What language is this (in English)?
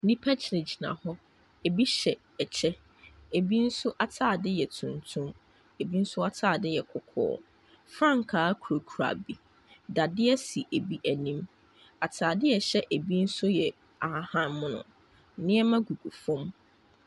Akan